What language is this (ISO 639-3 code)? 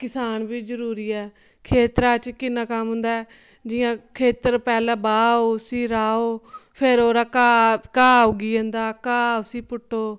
doi